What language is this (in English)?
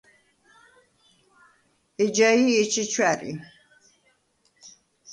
Svan